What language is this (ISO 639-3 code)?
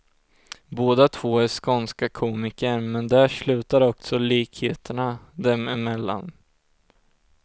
swe